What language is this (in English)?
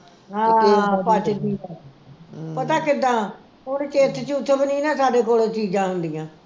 Punjabi